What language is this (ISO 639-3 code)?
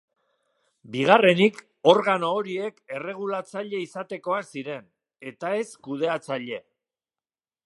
eus